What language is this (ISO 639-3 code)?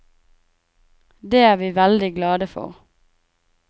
nor